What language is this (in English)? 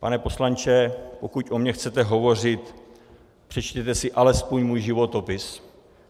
Czech